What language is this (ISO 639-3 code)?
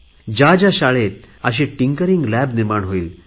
mar